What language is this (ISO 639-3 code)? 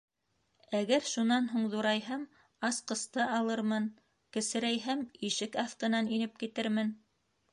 bak